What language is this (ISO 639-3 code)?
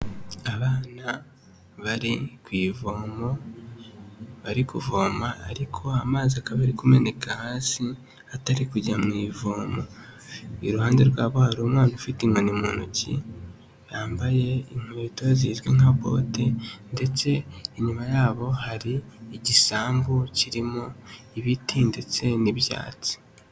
kin